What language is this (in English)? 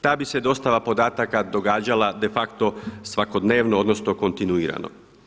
Croatian